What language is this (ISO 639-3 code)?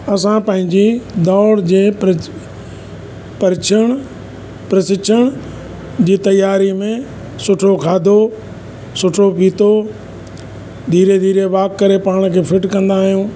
snd